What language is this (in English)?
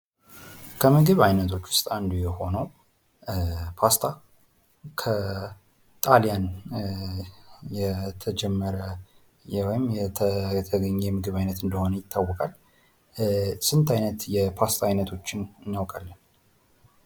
Amharic